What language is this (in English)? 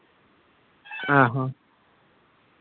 Santali